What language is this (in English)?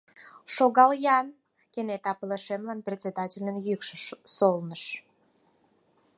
Mari